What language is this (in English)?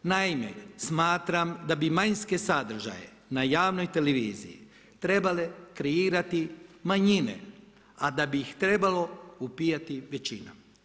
Croatian